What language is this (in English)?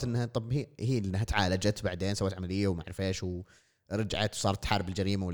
Arabic